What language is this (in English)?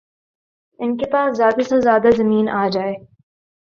Urdu